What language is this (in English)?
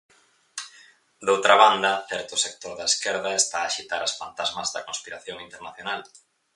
Galician